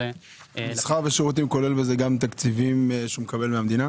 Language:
Hebrew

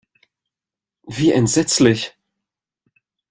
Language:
German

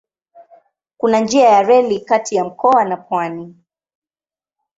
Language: Swahili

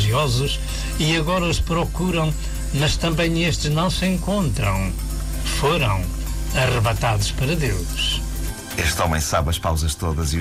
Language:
Portuguese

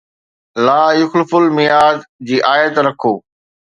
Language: Sindhi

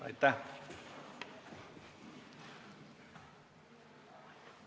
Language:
Estonian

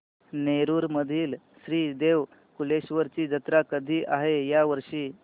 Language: Marathi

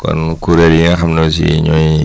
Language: Wolof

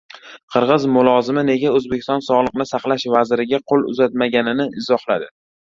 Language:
Uzbek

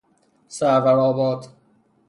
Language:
Persian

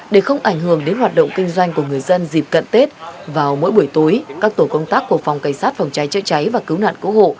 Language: Vietnamese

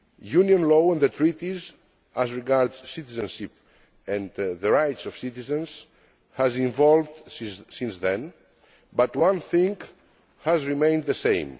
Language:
English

